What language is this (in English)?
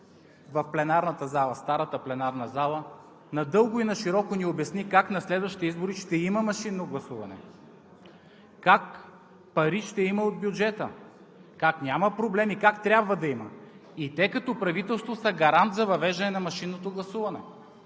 Bulgarian